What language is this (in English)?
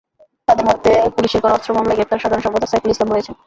Bangla